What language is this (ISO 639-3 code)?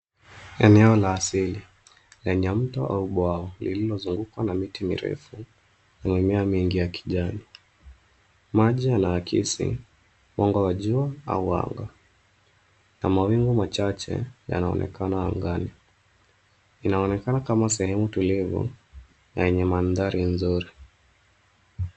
swa